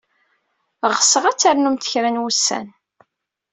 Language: Kabyle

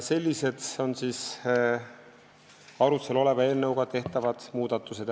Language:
Estonian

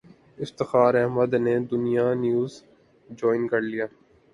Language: Urdu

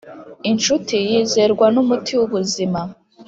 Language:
Kinyarwanda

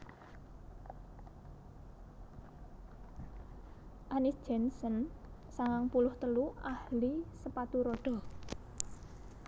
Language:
Javanese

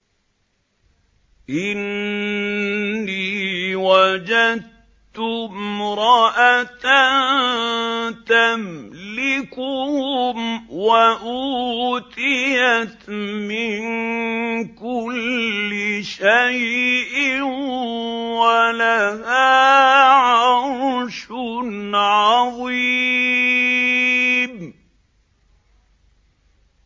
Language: Arabic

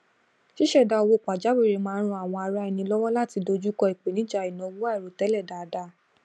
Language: Yoruba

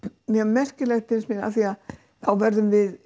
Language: Icelandic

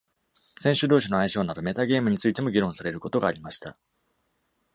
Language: Japanese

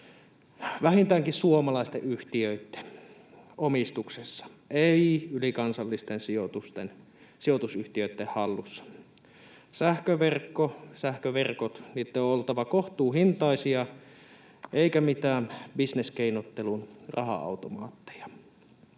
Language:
Finnish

